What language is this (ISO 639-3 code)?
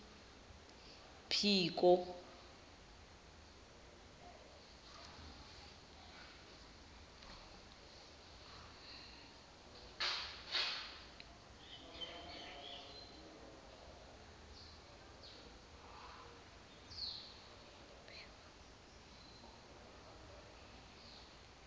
zul